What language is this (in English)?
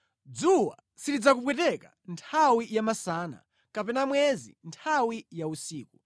Nyanja